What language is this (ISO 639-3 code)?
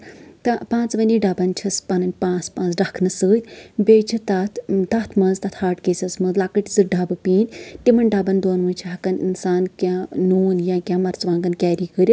kas